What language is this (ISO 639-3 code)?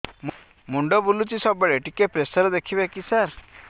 ori